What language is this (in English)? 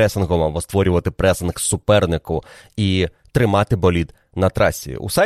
Ukrainian